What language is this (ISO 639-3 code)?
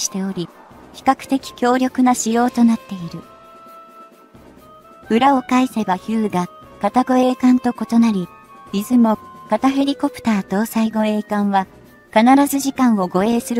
jpn